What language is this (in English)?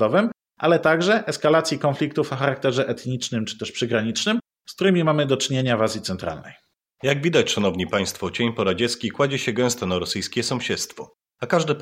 Polish